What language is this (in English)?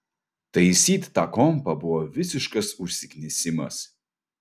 Lithuanian